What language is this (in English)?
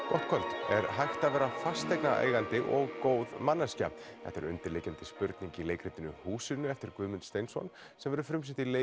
Icelandic